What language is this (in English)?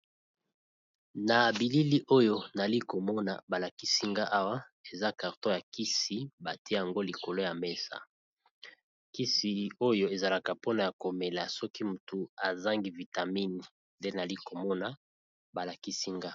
Lingala